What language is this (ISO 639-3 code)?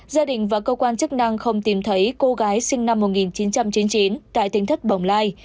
vie